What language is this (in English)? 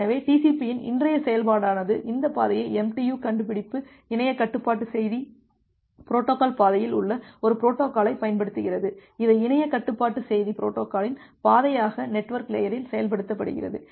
Tamil